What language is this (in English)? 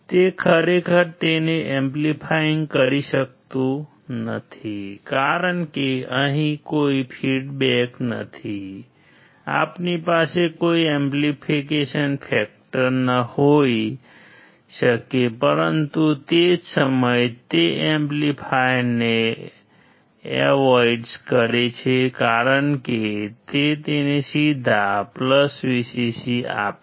Gujarati